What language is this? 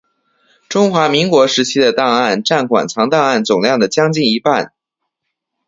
Chinese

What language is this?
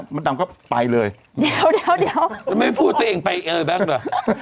Thai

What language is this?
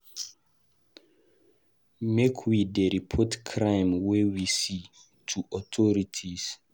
Nigerian Pidgin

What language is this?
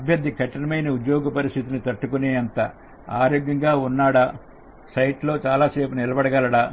Telugu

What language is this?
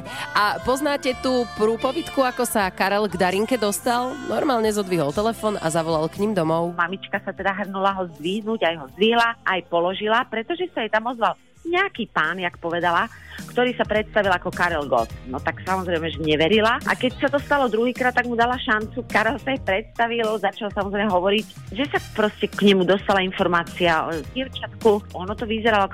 Slovak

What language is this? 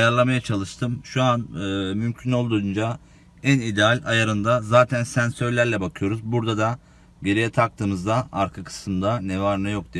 Turkish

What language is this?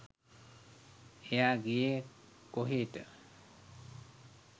Sinhala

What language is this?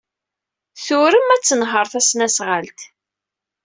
Kabyle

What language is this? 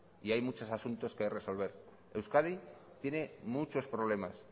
Spanish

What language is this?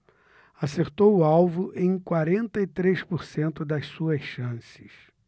Portuguese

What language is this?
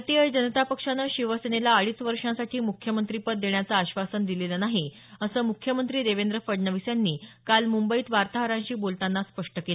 Marathi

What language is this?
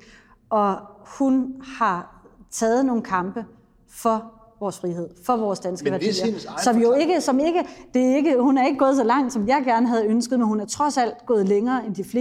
Danish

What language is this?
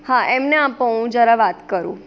Gujarati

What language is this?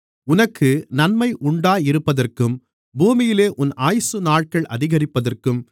Tamil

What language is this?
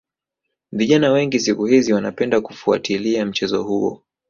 Swahili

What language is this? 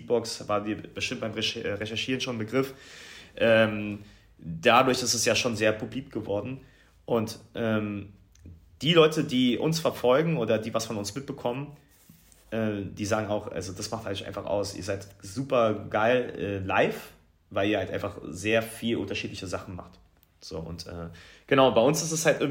German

